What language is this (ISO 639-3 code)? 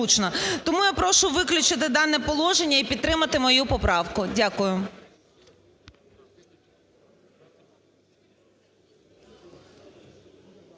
ukr